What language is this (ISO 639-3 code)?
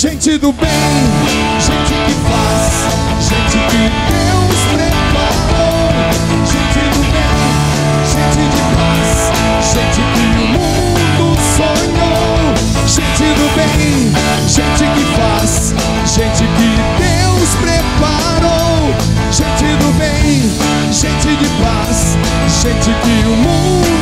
por